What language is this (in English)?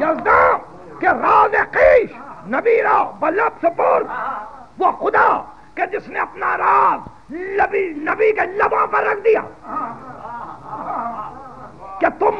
Hindi